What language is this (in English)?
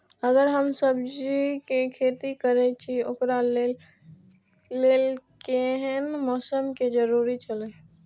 Maithili